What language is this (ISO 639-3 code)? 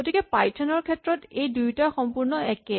asm